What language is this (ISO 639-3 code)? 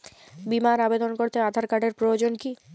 ben